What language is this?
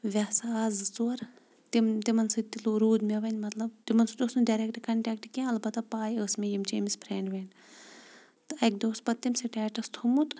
Kashmiri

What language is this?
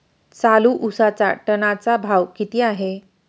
Marathi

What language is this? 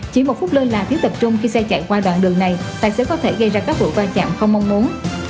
Vietnamese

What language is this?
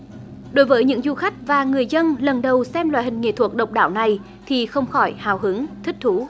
Vietnamese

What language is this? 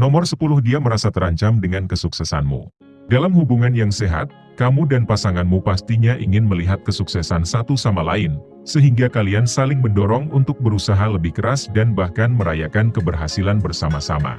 Indonesian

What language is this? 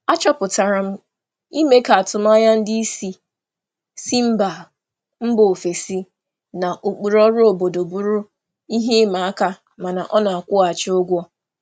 Igbo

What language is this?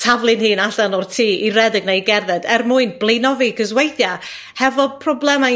Welsh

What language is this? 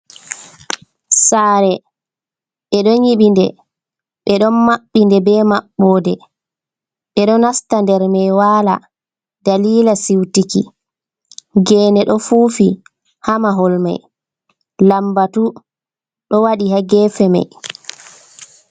Fula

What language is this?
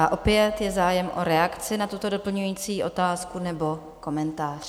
Czech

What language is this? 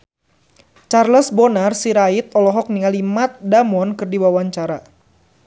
Sundanese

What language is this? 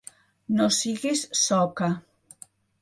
Catalan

